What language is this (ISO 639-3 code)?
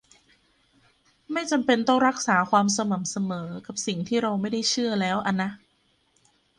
tha